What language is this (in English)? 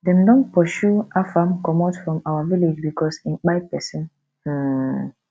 Nigerian Pidgin